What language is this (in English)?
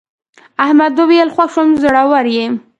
Pashto